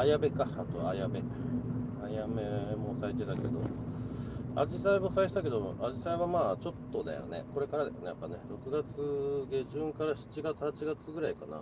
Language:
Japanese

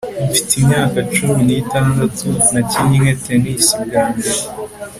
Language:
Kinyarwanda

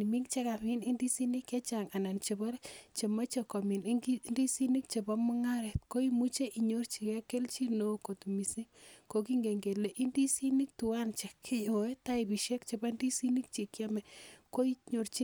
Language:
Kalenjin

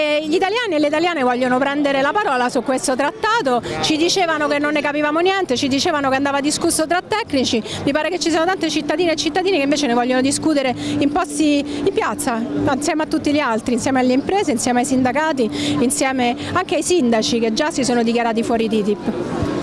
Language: Italian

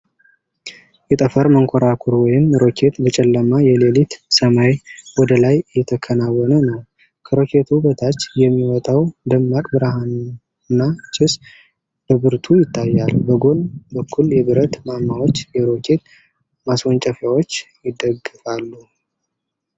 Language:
Amharic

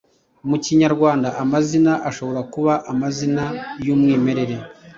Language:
Kinyarwanda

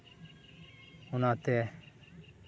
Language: Santali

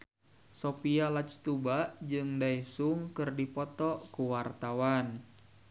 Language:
Sundanese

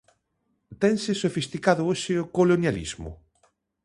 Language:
Galician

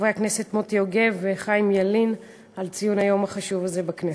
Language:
Hebrew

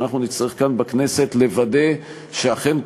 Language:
Hebrew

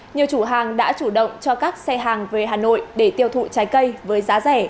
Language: Vietnamese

